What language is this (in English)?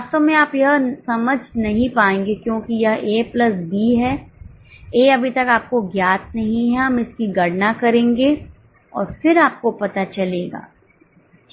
Hindi